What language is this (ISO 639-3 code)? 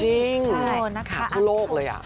tha